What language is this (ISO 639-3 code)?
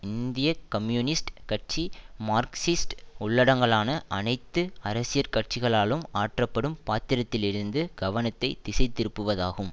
tam